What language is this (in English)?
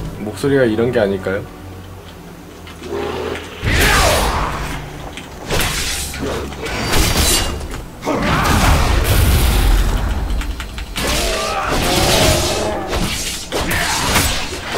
Korean